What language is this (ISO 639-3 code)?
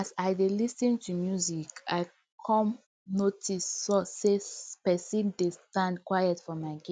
pcm